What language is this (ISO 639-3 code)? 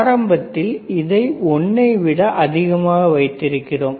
tam